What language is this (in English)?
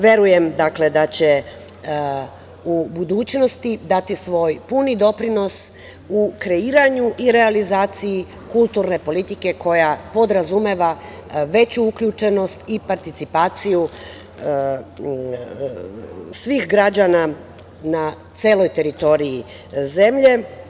Serbian